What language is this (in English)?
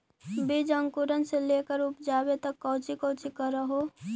Magahi